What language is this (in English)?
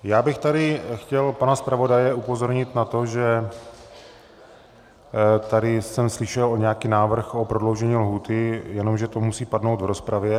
Czech